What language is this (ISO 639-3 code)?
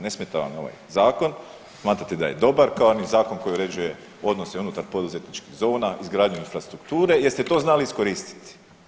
hrv